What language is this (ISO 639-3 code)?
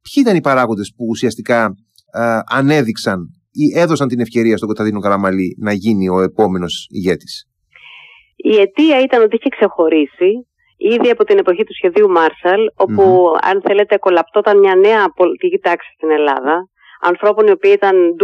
ell